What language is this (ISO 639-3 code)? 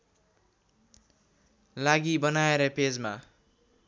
nep